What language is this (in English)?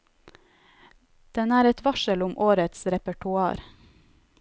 Norwegian